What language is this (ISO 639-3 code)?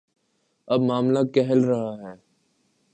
urd